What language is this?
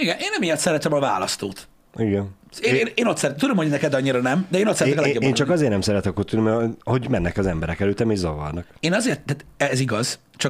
Hungarian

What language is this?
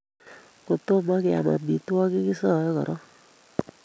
Kalenjin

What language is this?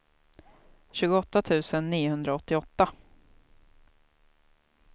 Swedish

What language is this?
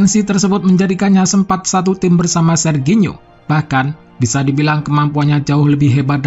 Indonesian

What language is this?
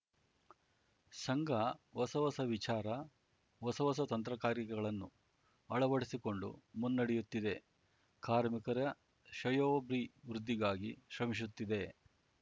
Kannada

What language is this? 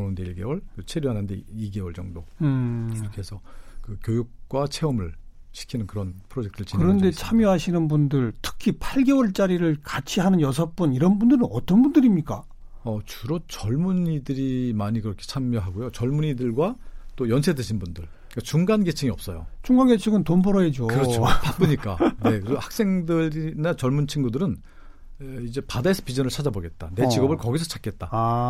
Korean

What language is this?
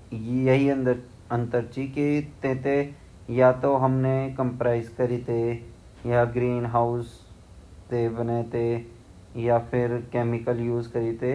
Garhwali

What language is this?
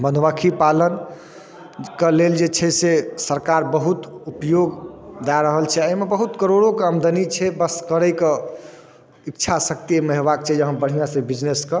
Maithili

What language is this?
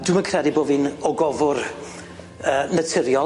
Welsh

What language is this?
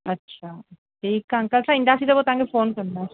Sindhi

